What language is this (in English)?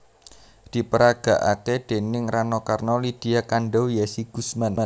Javanese